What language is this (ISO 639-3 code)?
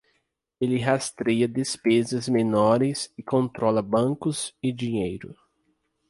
por